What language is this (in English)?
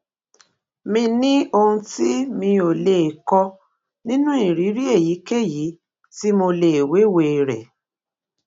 Yoruba